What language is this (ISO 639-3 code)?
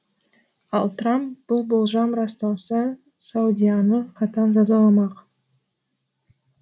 kaz